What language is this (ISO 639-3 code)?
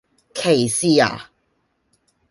yue